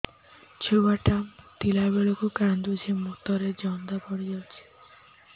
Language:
Odia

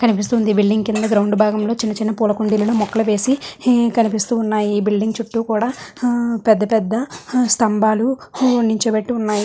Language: Telugu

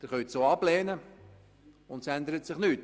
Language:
Swiss German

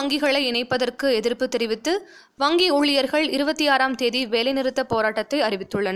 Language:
Tamil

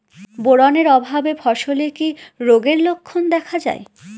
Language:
Bangla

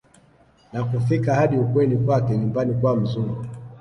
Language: Swahili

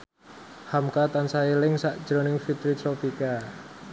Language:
Javanese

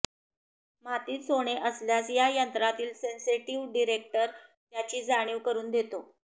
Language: Marathi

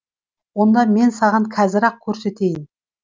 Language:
Kazakh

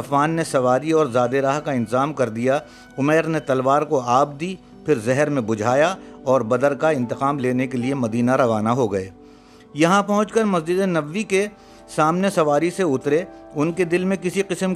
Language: Urdu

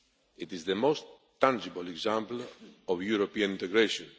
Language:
English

